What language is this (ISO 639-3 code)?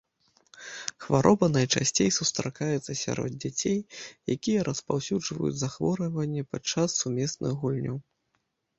bel